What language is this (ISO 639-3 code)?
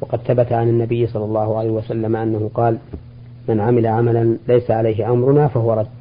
ara